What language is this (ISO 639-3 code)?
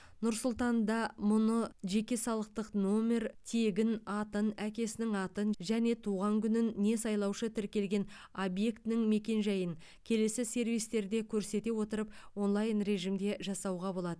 kaz